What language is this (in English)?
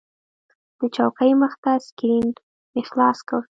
Pashto